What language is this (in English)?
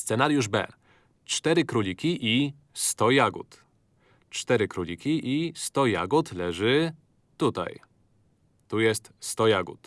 Polish